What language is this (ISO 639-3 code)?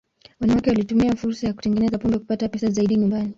swa